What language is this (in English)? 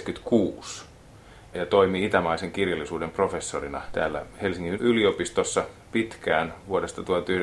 Finnish